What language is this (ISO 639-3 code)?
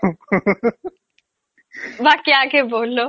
asm